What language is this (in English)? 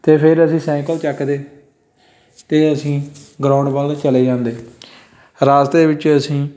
Punjabi